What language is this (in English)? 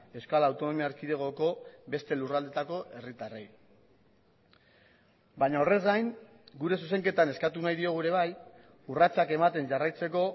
Basque